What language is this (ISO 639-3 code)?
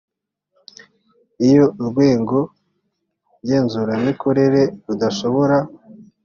kin